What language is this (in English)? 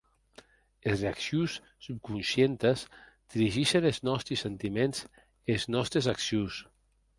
Occitan